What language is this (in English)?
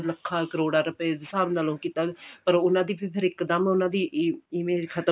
Punjabi